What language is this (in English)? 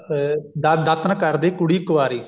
Punjabi